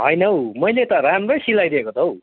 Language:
Nepali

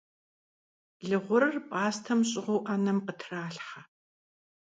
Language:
Kabardian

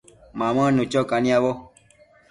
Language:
Matsés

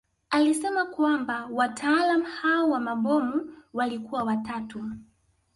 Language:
Swahili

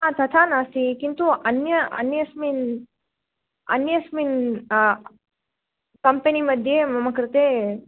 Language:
Sanskrit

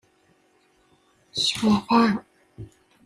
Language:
Kabyle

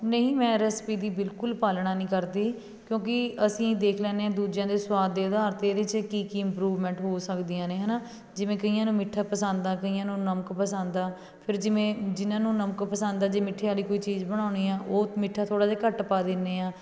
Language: Punjabi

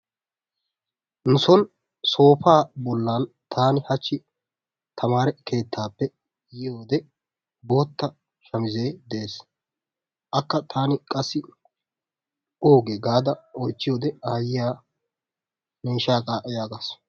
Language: Wolaytta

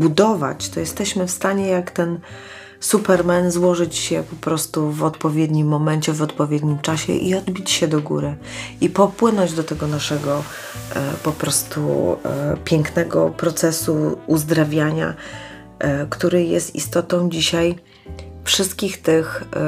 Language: Polish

